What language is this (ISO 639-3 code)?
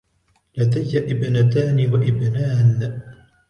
ara